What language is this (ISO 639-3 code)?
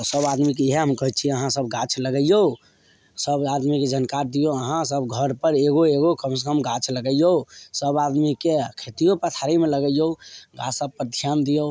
mai